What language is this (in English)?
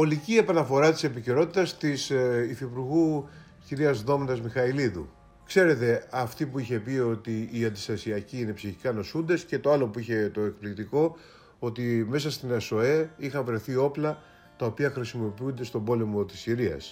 Greek